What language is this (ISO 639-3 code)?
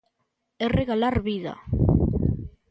glg